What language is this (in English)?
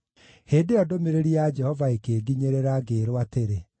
Kikuyu